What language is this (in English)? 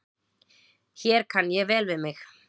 Icelandic